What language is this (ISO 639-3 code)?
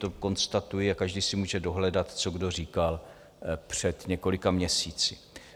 ces